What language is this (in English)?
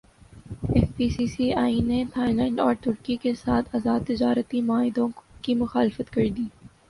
Urdu